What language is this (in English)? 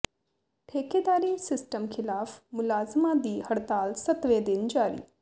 Punjabi